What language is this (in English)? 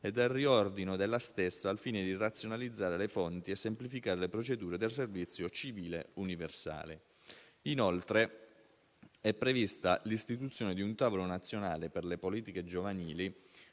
Italian